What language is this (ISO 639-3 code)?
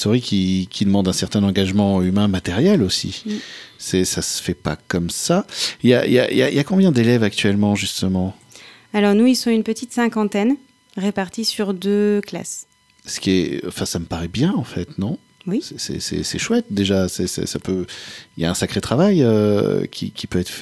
fra